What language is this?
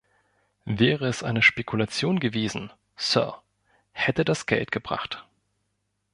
German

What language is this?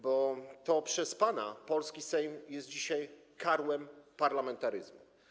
Polish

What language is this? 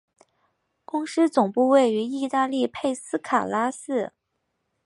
Chinese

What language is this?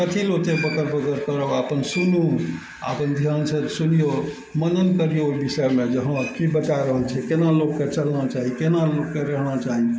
Maithili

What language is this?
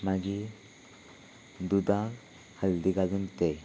Konkani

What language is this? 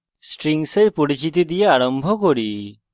Bangla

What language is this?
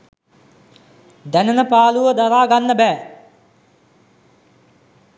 Sinhala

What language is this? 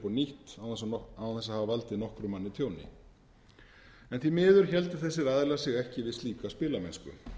Icelandic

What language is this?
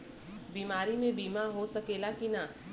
Bhojpuri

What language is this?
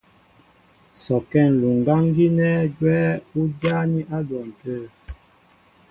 Mbo (Cameroon)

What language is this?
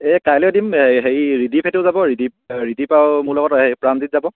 Assamese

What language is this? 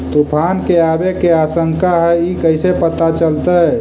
Magahi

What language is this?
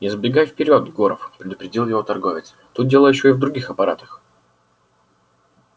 Russian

